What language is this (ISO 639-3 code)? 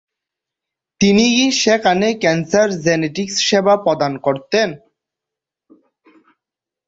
ben